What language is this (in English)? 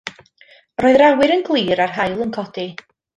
Welsh